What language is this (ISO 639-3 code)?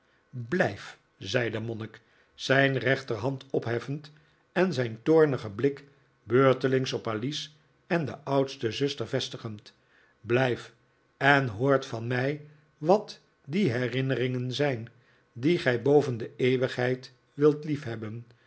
nld